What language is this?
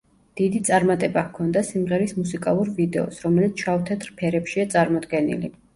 Georgian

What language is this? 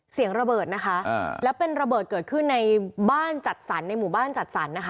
Thai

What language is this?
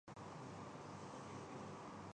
Urdu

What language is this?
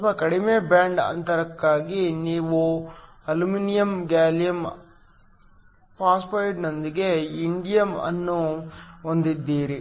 Kannada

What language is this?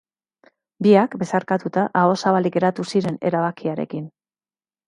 Basque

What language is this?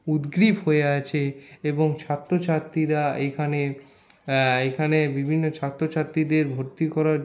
Bangla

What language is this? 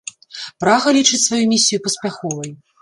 Belarusian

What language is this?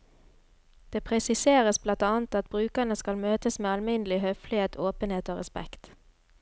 Norwegian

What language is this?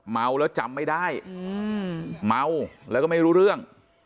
Thai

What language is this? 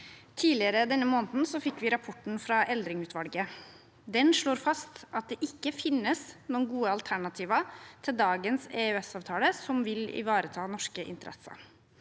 Norwegian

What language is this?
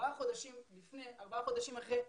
Hebrew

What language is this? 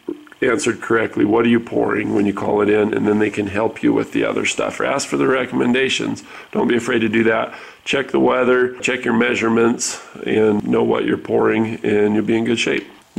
English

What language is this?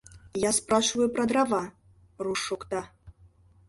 Mari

